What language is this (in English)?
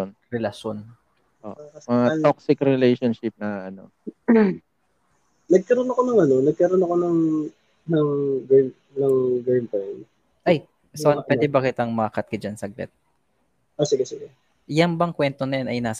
Filipino